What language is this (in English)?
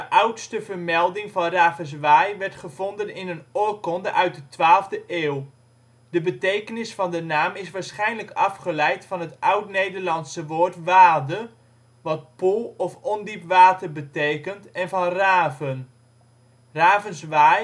Dutch